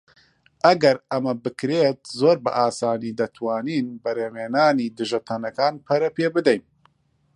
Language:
Central Kurdish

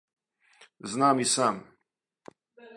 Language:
Serbian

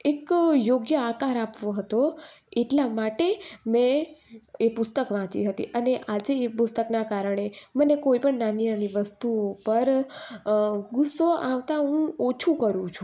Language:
Gujarati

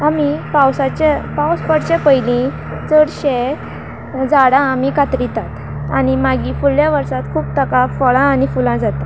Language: Konkani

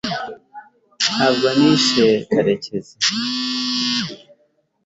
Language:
Kinyarwanda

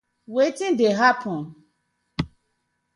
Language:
Nigerian Pidgin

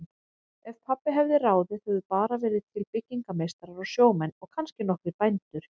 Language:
Icelandic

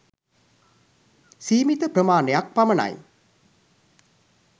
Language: Sinhala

